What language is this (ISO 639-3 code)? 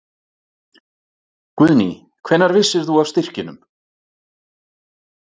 isl